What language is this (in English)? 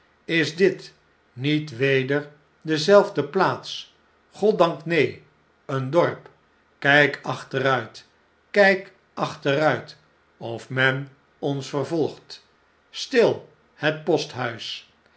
Dutch